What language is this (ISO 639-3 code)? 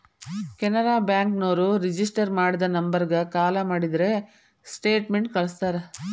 kan